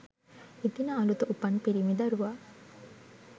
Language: Sinhala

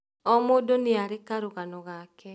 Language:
Kikuyu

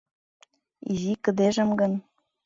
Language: Mari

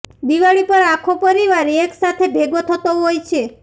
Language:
Gujarati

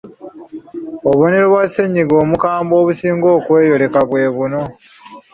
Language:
Ganda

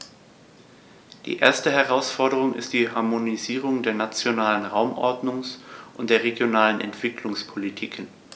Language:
German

